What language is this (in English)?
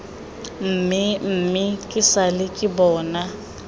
Tswana